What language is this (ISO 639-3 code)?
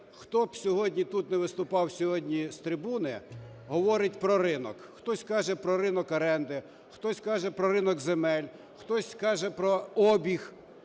ukr